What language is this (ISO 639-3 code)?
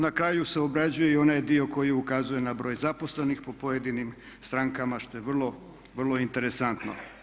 hrv